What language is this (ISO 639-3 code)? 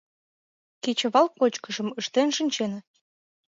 chm